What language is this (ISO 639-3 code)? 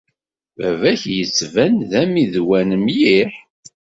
kab